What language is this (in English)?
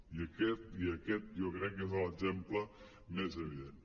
Catalan